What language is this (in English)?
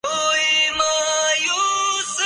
Urdu